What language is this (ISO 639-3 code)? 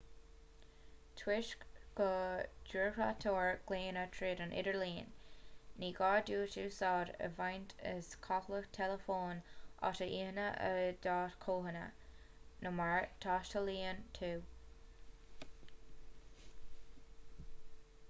gle